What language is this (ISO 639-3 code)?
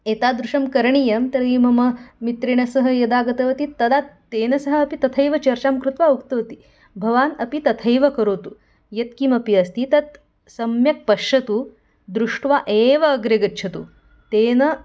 san